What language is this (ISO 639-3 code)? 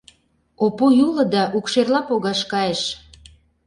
chm